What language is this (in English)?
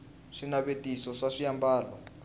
Tsonga